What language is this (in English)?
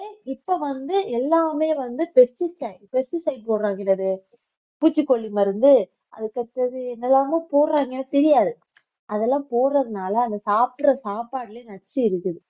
Tamil